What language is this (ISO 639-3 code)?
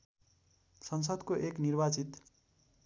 nep